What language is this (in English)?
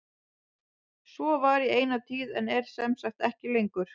Icelandic